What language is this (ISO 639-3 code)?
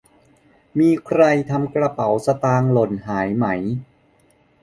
tha